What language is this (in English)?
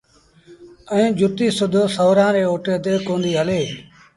Sindhi Bhil